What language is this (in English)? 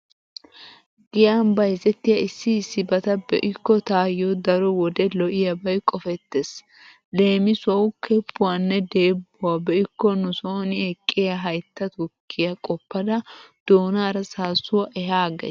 Wolaytta